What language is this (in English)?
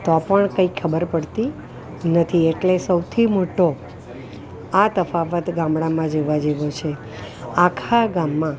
Gujarati